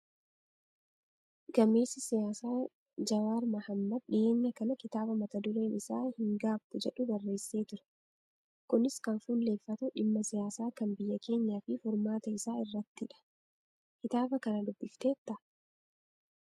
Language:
Oromo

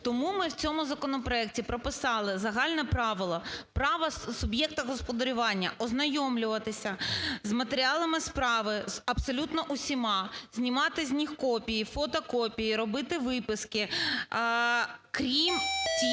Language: Ukrainian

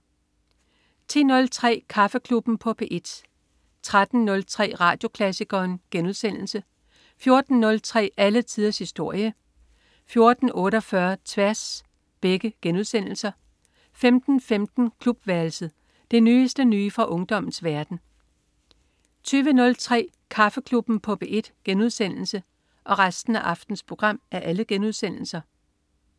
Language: Danish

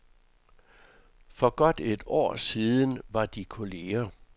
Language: Danish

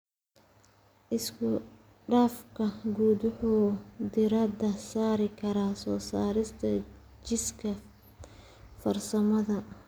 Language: Somali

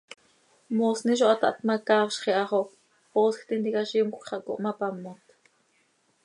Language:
Seri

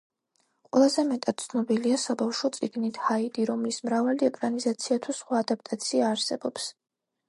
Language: Georgian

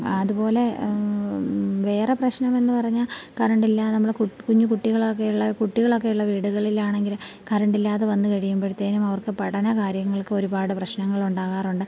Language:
Malayalam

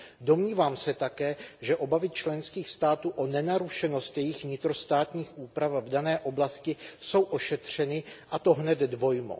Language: Czech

